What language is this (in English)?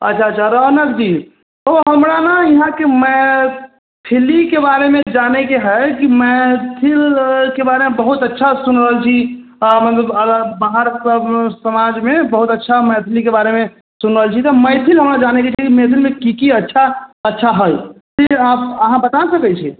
Maithili